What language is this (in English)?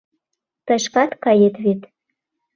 Mari